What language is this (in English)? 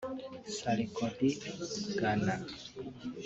Kinyarwanda